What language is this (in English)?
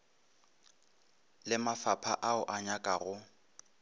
Northern Sotho